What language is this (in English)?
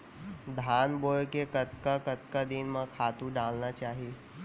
Chhattisgarhi